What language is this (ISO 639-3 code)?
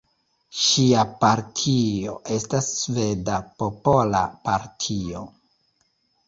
epo